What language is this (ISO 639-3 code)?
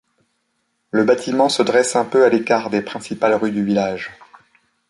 fra